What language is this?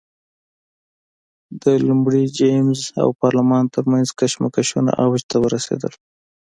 Pashto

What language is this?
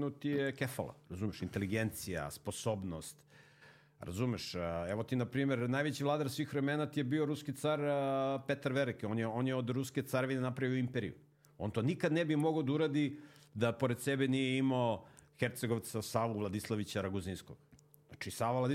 Croatian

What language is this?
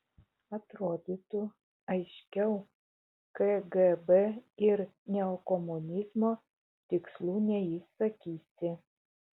Lithuanian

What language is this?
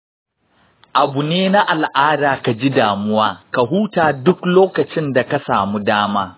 Hausa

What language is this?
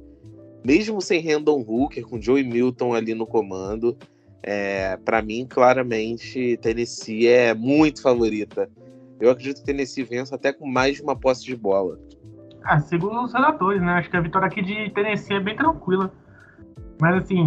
Portuguese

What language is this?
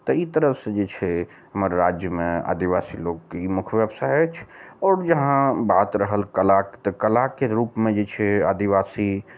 Maithili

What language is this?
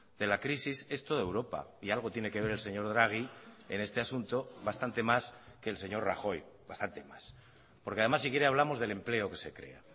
Spanish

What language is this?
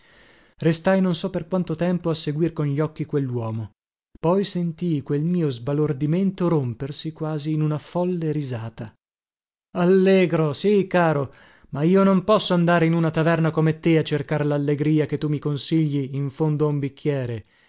Italian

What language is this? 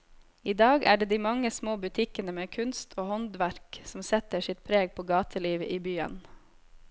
Norwegian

